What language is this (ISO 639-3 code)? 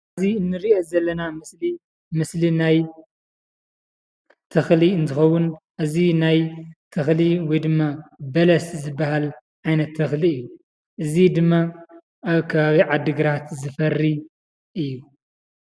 tir